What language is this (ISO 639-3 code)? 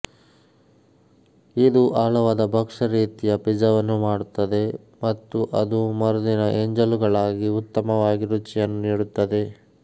kan